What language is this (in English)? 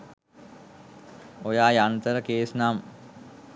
Sinhala